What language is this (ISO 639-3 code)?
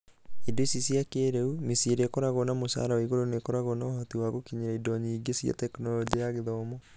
kik